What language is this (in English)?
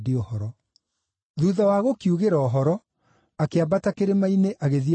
Kikuyu